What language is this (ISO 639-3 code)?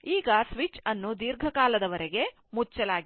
kan